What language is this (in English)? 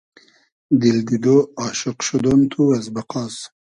Hazaragi